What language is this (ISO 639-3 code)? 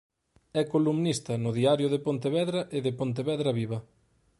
glg